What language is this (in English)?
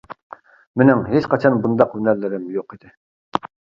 Uyghur